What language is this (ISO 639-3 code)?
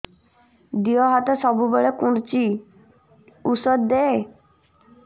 ori